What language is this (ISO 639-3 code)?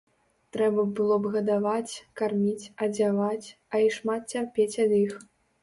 bel